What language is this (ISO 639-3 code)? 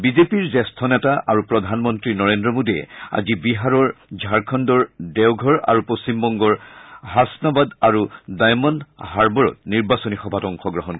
asm